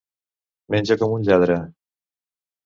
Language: Catalan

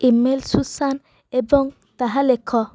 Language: Odia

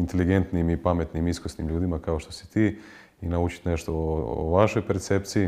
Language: Croatian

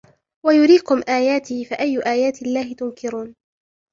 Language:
Arabic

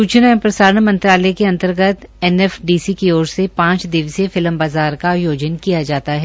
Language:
Hindi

